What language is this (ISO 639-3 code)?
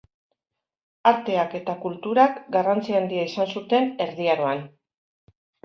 eus